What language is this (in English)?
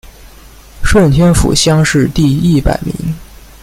Chinese